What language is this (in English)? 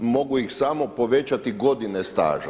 Croatian